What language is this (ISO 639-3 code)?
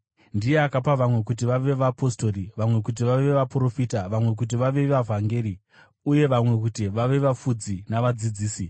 sna